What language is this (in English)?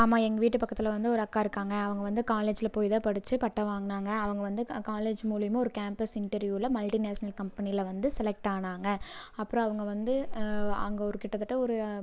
Tamil